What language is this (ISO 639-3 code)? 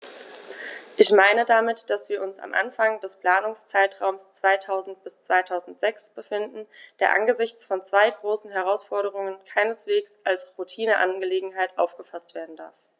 deu